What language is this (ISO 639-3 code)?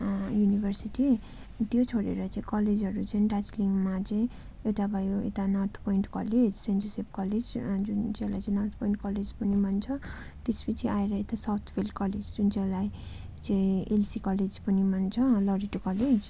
nep